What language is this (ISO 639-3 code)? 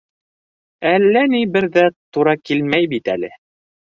bak